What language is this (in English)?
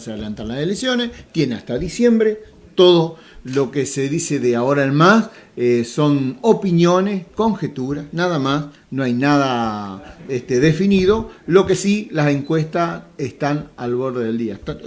Spanish